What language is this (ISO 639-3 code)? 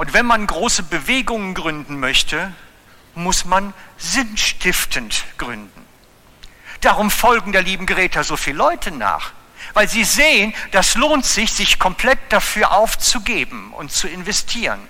deu